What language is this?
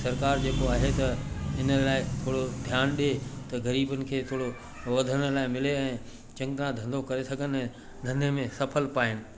Sindhi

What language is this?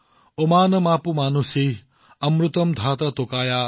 Assamese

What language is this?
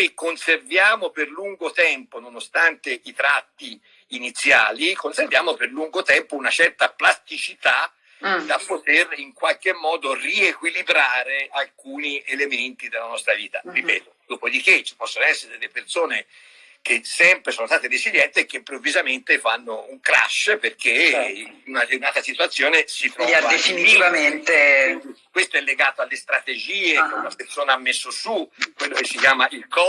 Italian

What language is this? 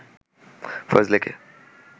Bangla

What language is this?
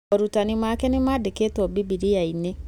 Kikuyu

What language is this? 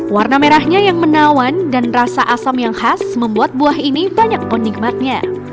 Indonesian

